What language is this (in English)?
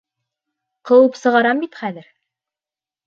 Bashkir